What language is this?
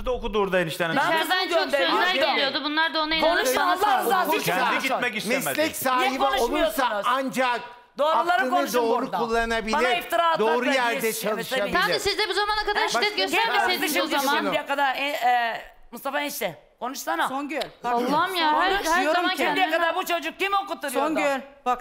Turkish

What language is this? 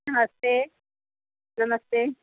Hindi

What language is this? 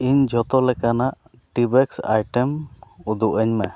Santali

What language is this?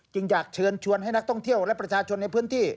Thai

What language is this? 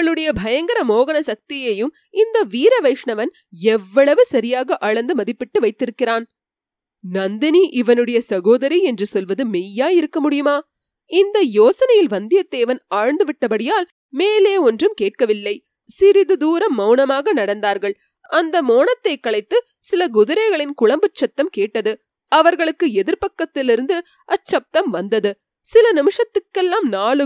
Tamil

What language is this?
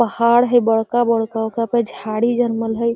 Magahi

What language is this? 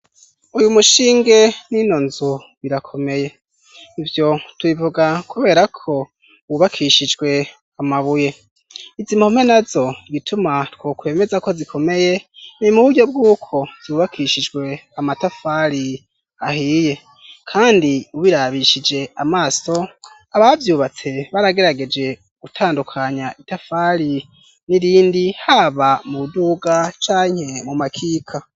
Rundi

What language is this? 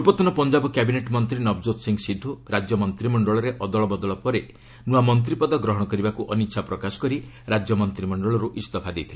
Odia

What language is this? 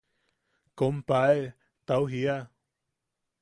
Yaqui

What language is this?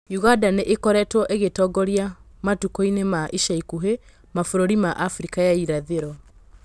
Kikuyu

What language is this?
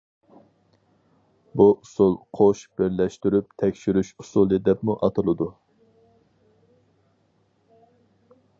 Uyghur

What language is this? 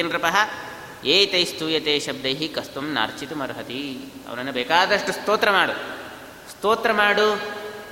Kannada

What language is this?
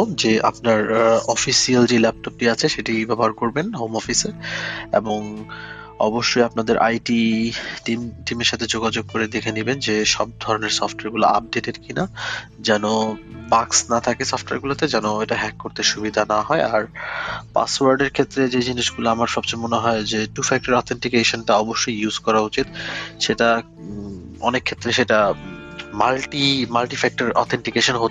Bangla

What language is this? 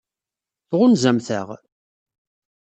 Kabyle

